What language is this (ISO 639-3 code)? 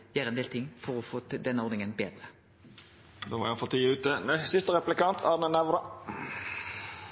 nor